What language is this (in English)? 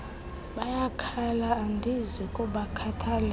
Xhosa